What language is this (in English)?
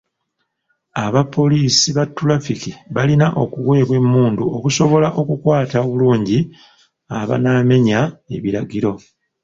Ganda